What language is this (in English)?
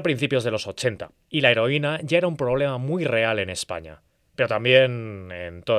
Spanish